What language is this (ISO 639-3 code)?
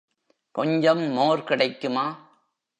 tam